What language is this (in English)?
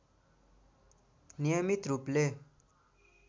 Nepali